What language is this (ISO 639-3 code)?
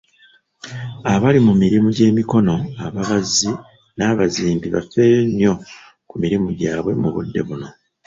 lug